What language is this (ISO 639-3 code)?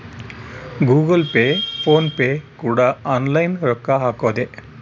kan